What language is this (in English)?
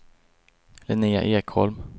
Swedish